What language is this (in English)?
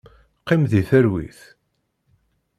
Kabyle